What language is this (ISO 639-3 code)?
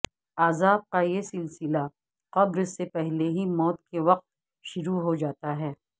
urd